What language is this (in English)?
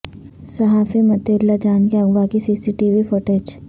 Urdu